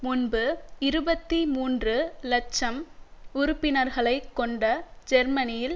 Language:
Tamil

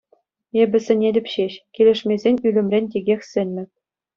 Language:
Chuvash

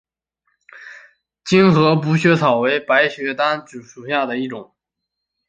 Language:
Chinese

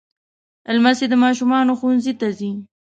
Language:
Pashto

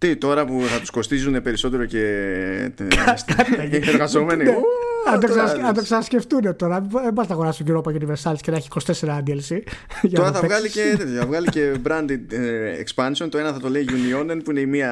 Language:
Greek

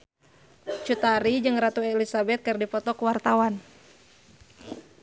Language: Sundanese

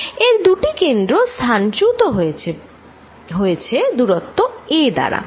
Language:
Bangla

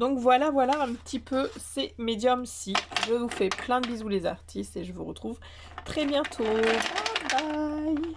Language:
French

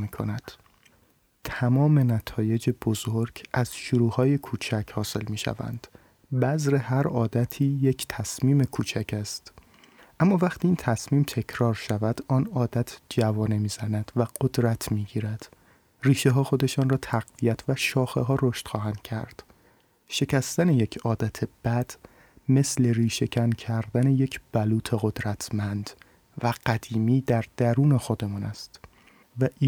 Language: Persian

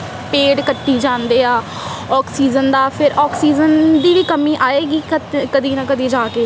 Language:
Punjabi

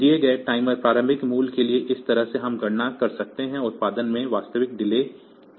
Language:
Hindi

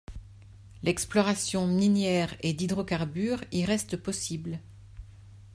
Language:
French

